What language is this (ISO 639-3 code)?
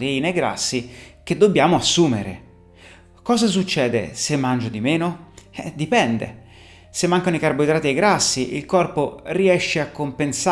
ita